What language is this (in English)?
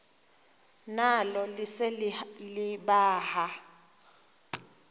Xhosa